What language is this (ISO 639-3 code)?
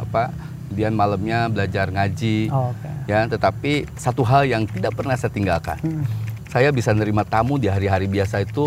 ind